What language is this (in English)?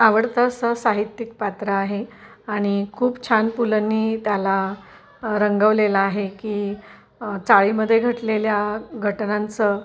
Marathi